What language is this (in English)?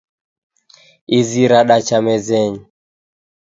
Taita